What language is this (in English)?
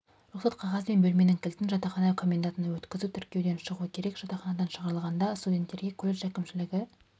Kazakh